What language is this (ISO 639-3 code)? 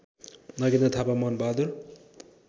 nep